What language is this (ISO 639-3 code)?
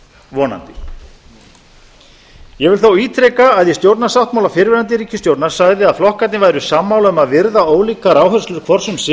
isl